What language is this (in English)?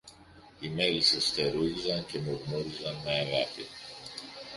Greek